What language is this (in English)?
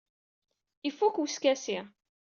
Kabyle